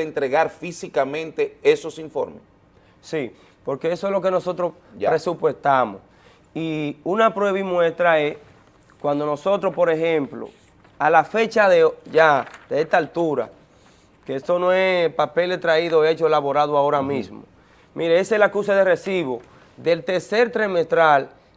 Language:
Spanish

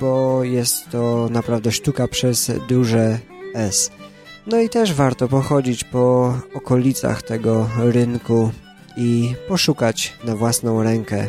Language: Polish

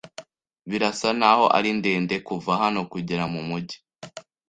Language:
Kinyarwanda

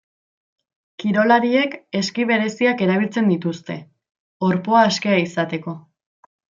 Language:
Basque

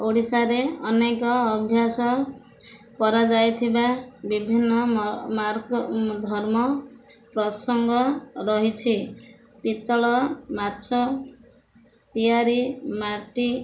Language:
Odia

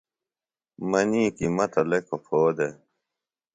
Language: Phalura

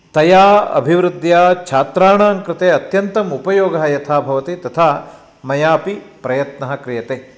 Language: Sanskrit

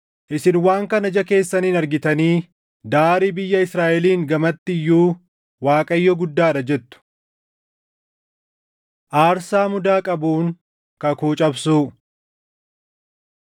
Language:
Oromo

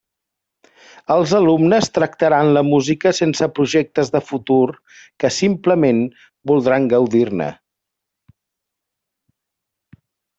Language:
Catalan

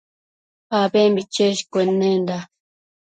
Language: Matsés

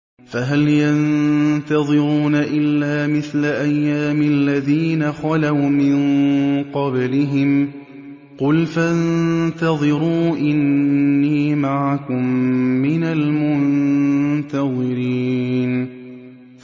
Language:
Arabic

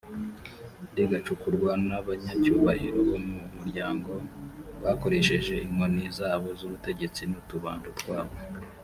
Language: Kinyarwanda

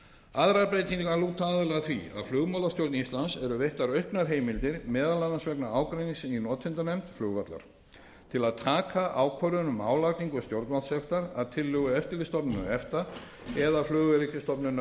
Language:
Icelandic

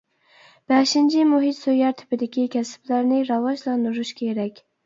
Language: Uyghur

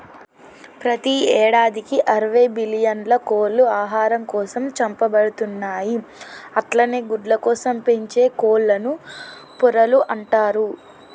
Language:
Telugu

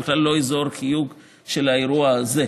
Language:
Hebrew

